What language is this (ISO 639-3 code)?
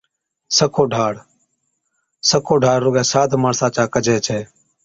odk